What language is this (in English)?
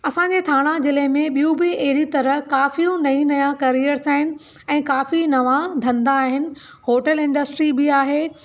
Sindhi